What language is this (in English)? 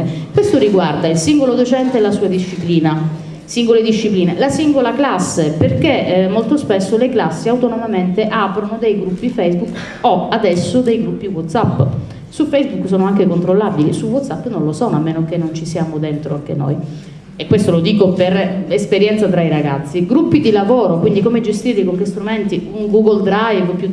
Italian